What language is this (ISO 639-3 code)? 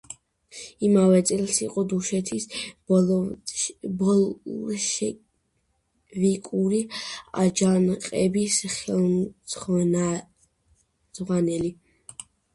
kat